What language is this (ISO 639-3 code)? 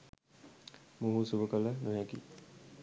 sin